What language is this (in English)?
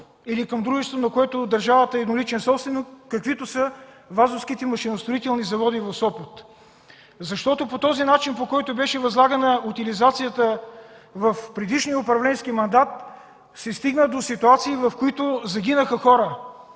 Bulgarian